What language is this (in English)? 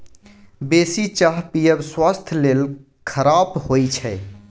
Maithili